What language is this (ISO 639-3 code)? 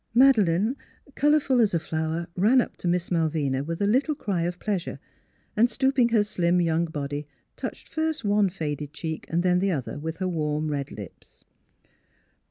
eng